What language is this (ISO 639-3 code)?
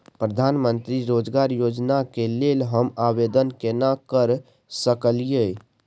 mai